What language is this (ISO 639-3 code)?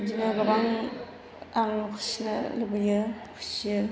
brx